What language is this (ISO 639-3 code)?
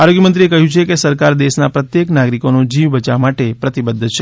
guj